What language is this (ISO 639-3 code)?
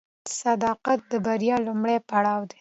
pus